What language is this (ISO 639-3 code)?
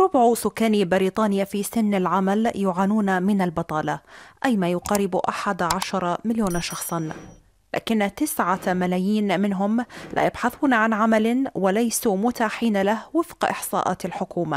ara